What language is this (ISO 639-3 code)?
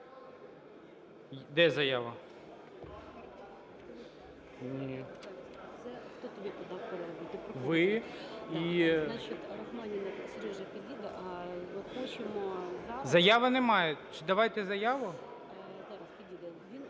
ukr